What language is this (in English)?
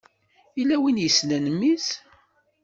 Kabyle